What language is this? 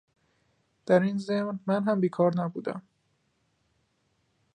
Persian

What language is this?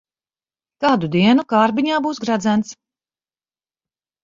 Latvian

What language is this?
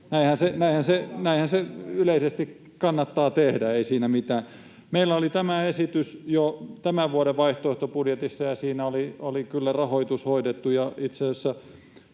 Finnish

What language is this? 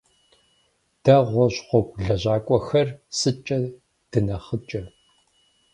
Kabardian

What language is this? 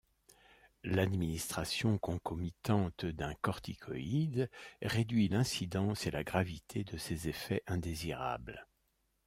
French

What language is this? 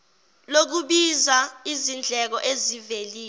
Zulu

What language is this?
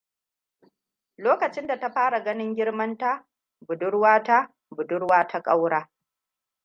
Hausa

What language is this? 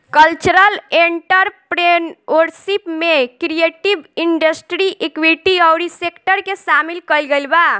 Bhojpuri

